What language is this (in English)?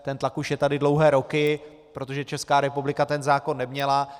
Czech